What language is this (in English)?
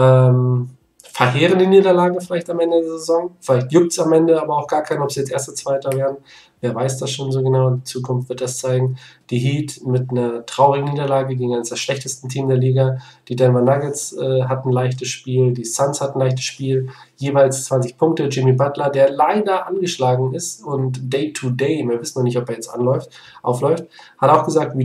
German